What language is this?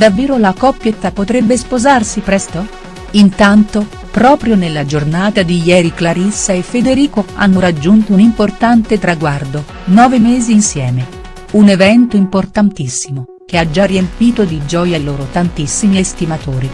Italian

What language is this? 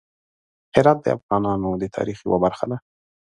Pashto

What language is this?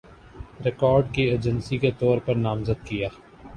Urdu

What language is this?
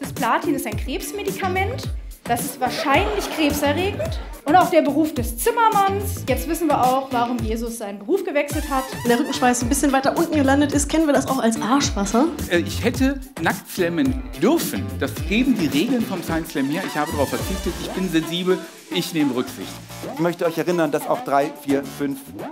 German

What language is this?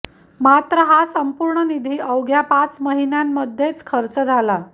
Marathi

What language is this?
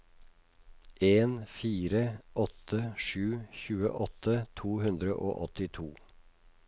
Norwegian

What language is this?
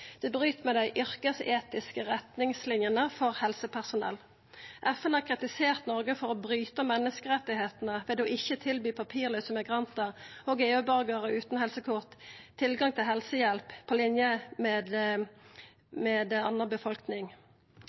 Norwegian Nynorsk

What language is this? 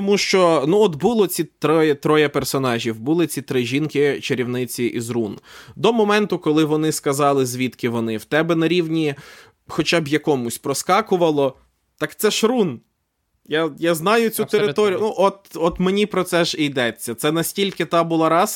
Ukrainian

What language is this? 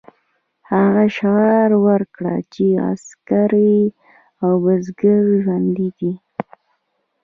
Pashto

